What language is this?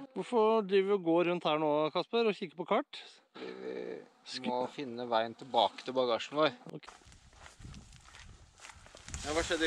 Norwegian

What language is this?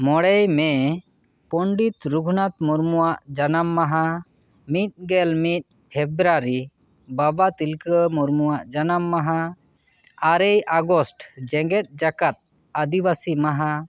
Santali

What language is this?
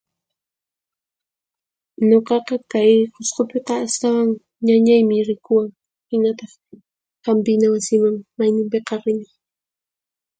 Puno Quechua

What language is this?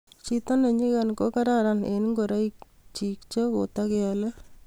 Kalenjin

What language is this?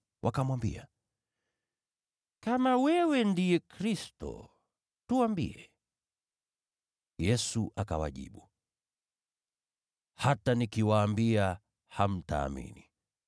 Swahili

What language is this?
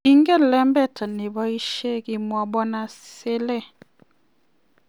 Kalenjin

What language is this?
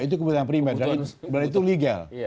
Indonesian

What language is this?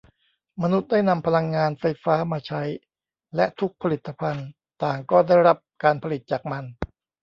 Thai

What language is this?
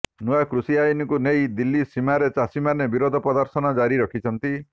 Odia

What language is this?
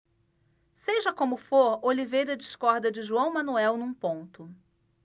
Portuguese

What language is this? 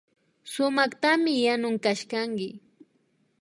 Imbabura Highland Quichua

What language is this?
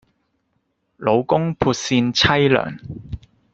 Cantonese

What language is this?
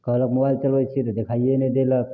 Maithili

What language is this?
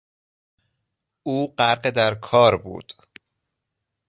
Persian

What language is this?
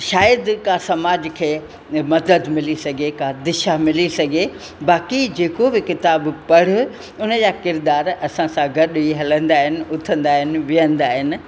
Sindhi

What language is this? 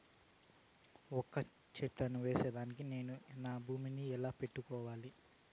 Telugu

